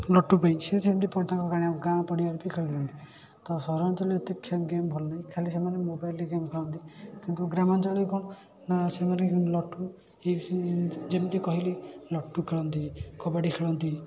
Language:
Odia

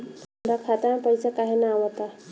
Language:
Bhojpuri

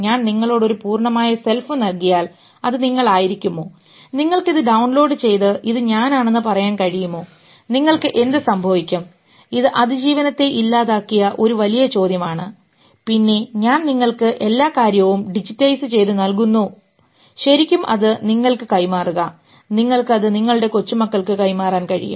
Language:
Malayalam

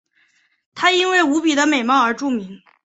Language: Chinese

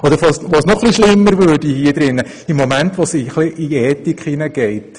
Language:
Swiss German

